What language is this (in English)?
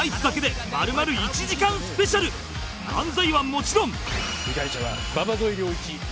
Japanese